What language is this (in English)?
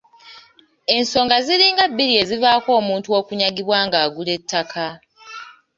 Ganda